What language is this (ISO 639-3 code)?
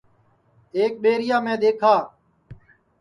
ssi